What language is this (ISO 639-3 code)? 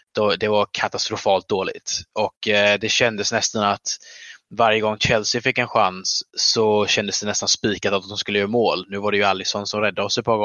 swe